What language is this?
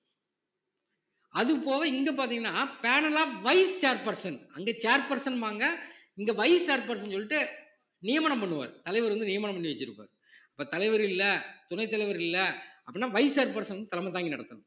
Tamil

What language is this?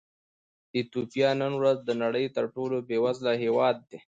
Pashto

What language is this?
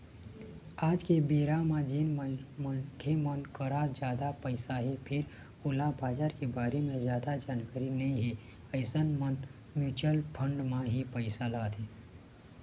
Chhattisgarhi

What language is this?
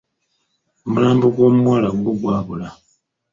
Ganda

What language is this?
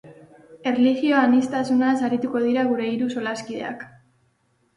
Basque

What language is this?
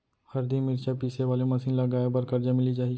Chhattisgarhi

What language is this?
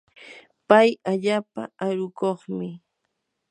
Yanahuanca Pasco Quechua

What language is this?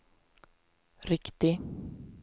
Swedish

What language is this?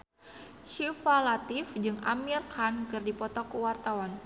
Sundanese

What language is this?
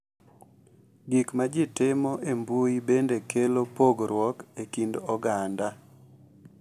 Luo (Kenya and Tanzania)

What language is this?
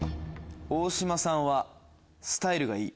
Japanese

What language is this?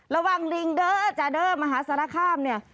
Thai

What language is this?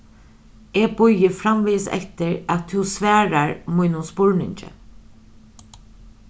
Faroese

